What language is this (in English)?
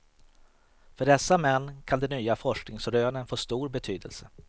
Swedish